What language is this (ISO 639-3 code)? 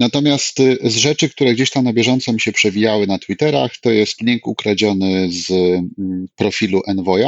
pol